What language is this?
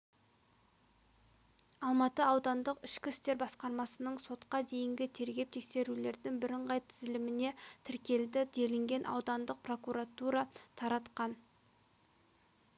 Kazakh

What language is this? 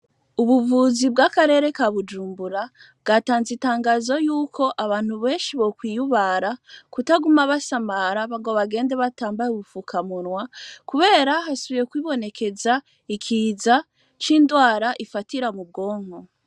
Rundi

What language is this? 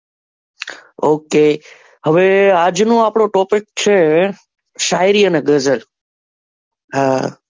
Gujarati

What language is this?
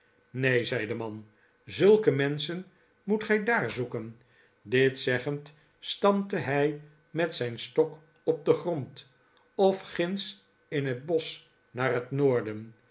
Dutch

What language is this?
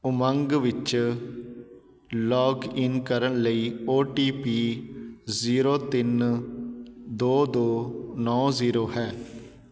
Punjabi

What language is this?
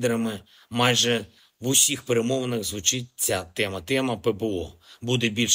Ukrainian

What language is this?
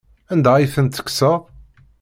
Kabyle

